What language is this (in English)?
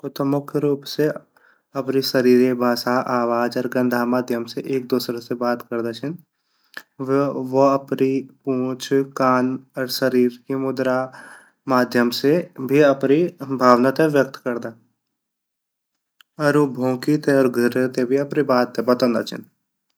Garhwali